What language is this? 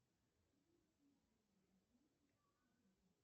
Russian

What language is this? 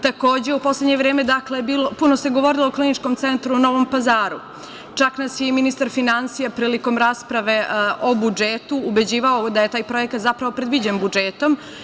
Serbian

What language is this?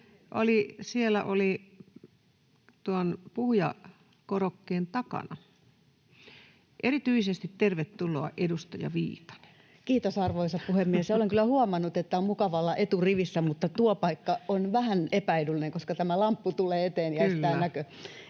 Finnish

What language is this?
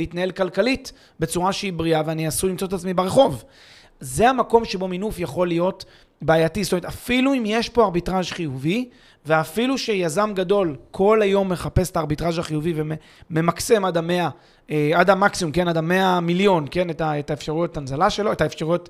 Hebrew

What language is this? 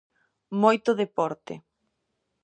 Galician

